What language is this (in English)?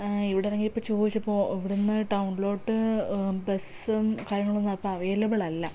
Malayalam